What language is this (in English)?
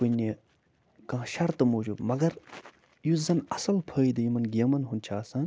Kashmiri